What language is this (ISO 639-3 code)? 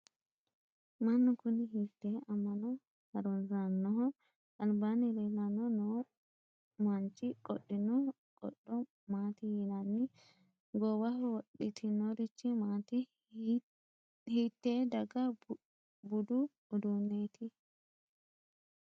sid